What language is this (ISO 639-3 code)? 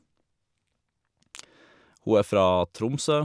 nor